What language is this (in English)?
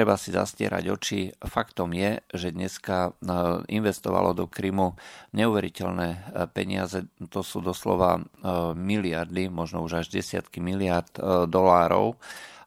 Slovak